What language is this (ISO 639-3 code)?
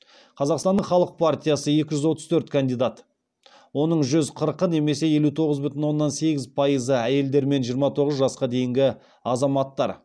kaz